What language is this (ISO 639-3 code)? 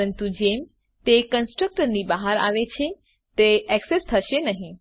guj